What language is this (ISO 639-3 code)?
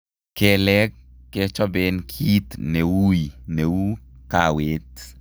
kln